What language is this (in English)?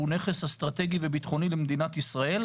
Hebrew